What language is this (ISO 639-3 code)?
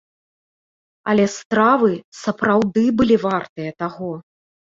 bel